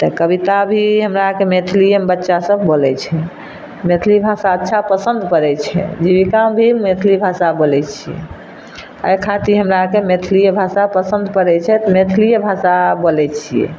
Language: Maithili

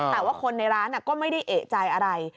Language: Thai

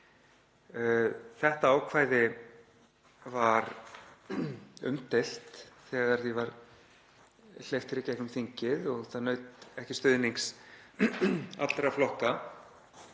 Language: Icelandic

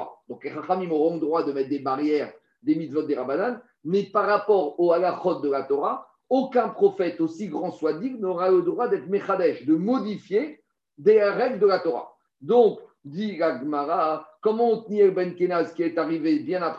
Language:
French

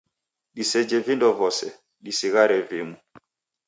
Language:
Taita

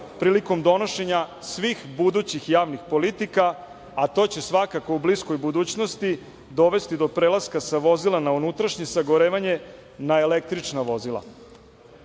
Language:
Serbian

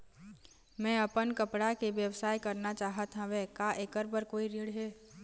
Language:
Chhattisgarhi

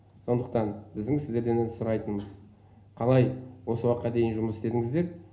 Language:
Kazakh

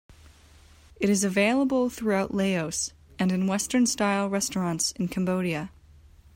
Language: English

